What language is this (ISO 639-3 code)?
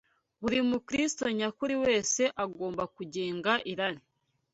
kin